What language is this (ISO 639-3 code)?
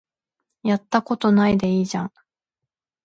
jpn